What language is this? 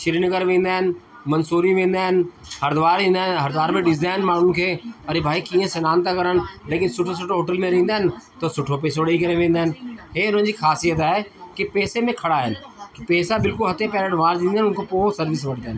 Sindhi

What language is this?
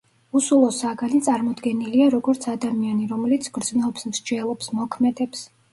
Georgian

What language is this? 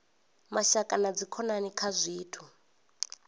Venda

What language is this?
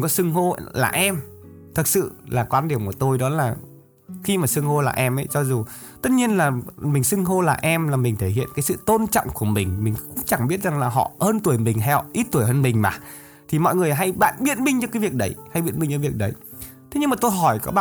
Vietnamese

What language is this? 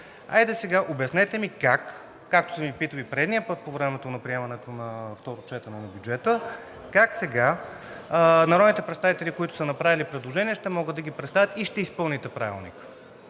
Bulgarian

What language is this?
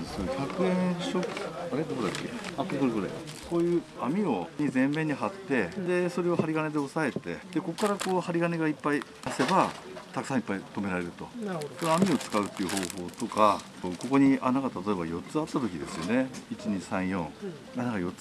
Japanese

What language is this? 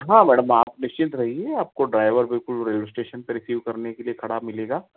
Hindi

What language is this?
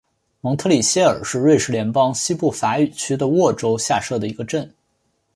Chinese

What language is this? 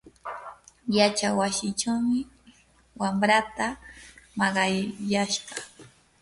Yanahuanca Pasco Quechua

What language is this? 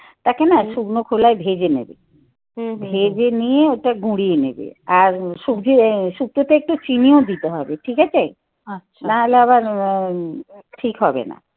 Bangla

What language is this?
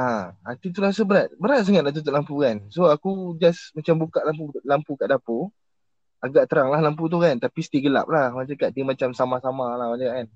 Malay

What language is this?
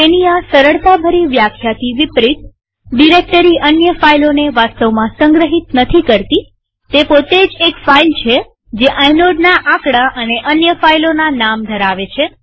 Gujarati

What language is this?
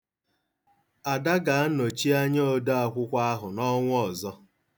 Igbo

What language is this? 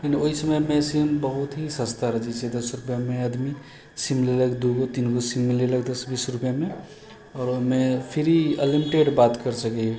Maithili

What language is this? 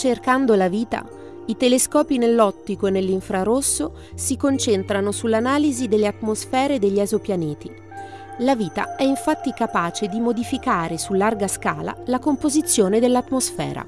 Italian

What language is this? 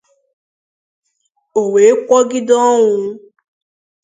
Igbo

